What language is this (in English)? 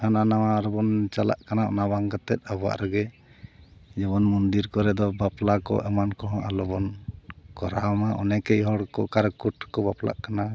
Santali